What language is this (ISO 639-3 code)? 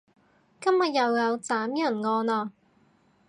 yue